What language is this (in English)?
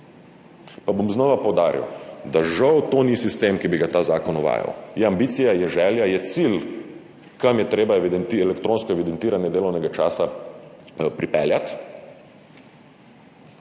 Slovenian